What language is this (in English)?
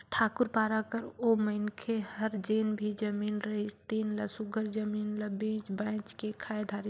Chhattisgarhi